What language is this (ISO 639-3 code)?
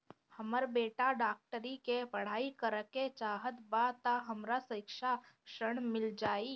bho